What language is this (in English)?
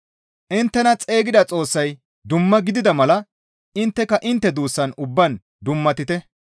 Gamo